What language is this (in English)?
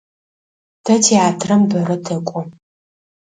Adyghe